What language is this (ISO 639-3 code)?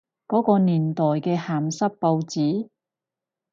yue